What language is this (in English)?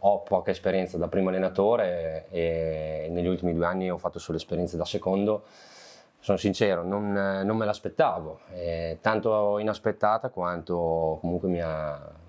Italian